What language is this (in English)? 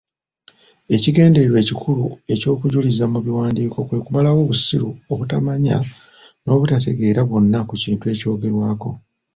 Ganda